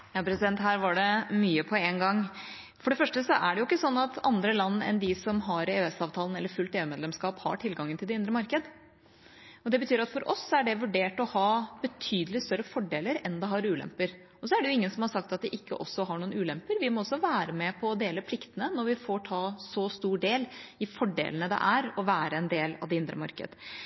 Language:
Norwegian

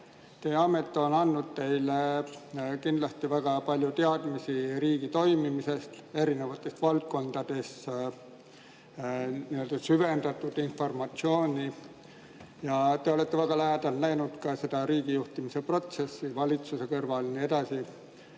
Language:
Estonian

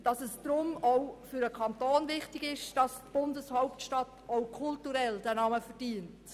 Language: Swiss German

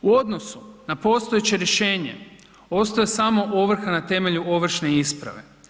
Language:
Croatian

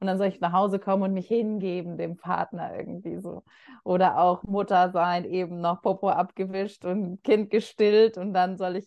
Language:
German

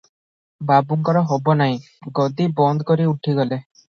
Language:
Odia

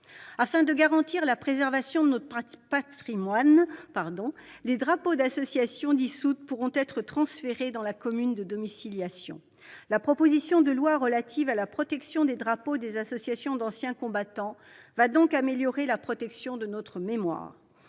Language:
French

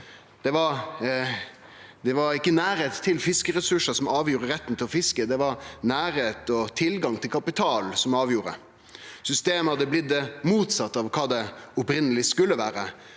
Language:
Norwegian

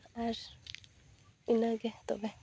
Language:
Santali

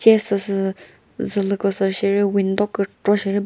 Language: Chokri Naga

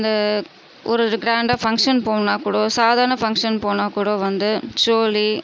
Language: Tamil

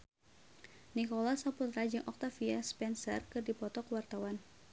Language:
Sundanese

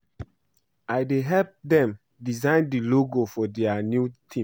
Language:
Nigerian Pidgin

